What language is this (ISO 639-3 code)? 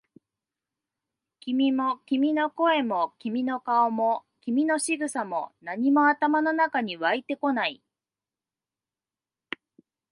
jpn